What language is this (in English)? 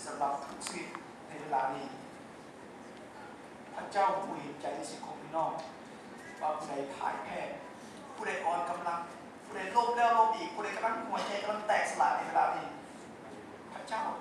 Thai